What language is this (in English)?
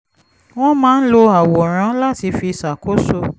Yoruba